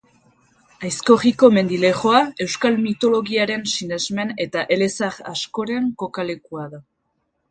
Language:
Basque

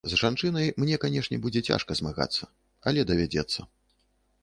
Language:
Belarusian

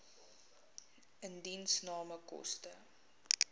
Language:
Afrikaans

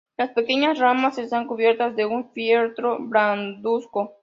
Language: Spanish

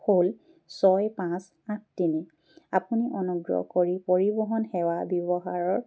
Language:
Assamese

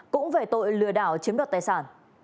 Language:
Vietnamese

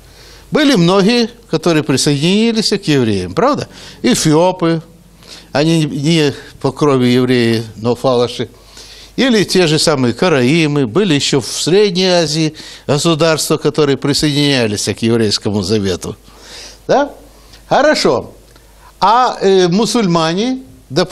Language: Russian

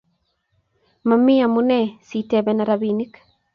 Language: Kalenjin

